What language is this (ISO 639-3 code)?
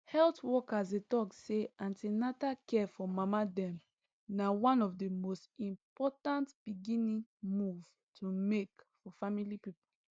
pcm